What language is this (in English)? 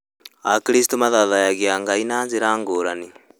Kikuyu